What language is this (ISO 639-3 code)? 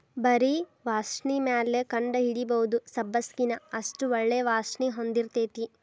kan